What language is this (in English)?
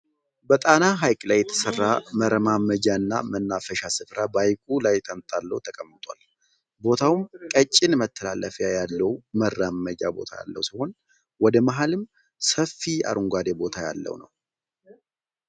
Amharic